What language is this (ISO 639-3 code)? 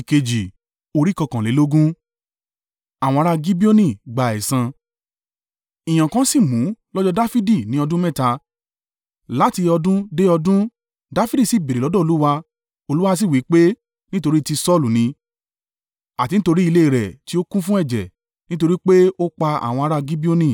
yor